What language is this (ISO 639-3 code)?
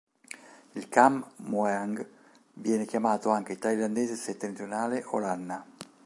ita